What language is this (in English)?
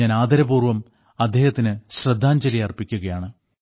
Malayalam